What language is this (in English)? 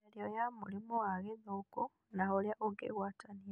Kikuyu